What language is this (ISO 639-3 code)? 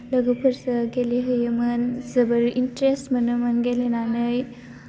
brx